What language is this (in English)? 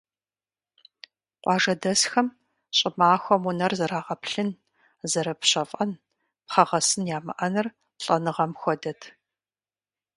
Kabardian